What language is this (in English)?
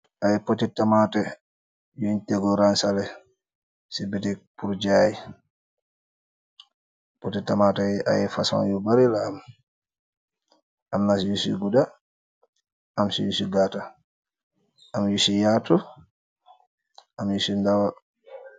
Wolof